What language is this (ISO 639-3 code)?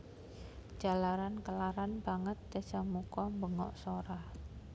jav